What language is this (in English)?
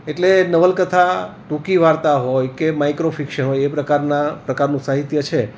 Gujarati